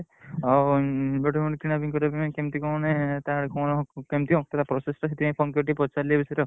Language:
Odia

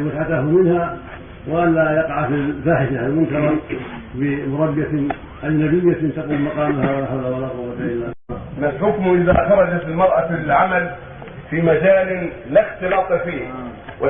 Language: Arabic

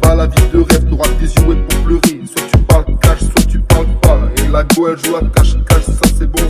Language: French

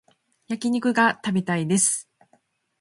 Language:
Japanese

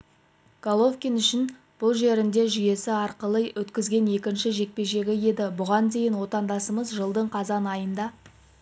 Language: Kazakh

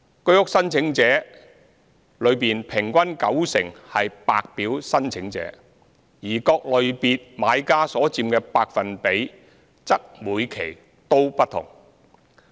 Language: Cantonese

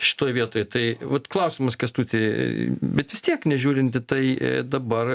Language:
Lithuanian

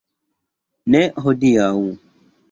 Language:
Esperanto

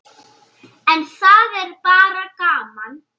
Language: Icelandic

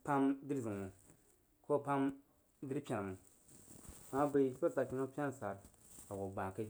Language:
Jiba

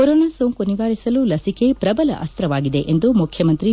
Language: Kannada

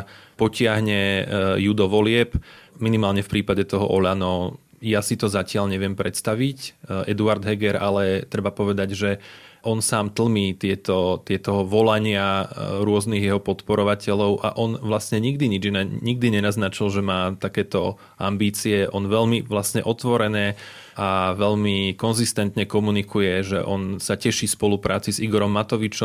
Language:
Slovak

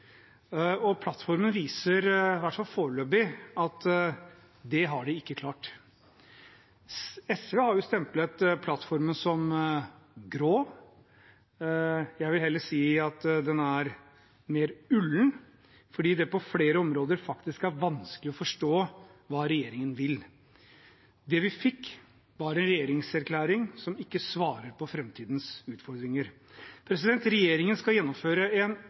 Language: Norwegian Bokmål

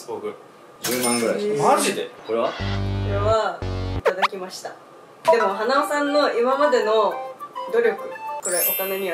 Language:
Japanese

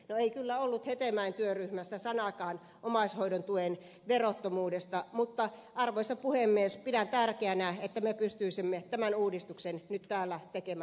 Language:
Finnish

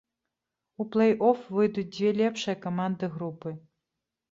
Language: Belarusian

